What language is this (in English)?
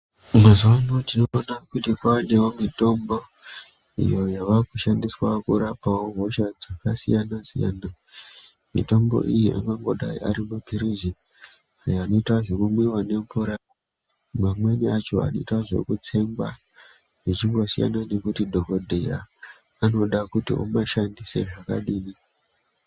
Ndau